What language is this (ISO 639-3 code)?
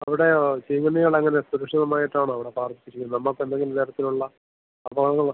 mal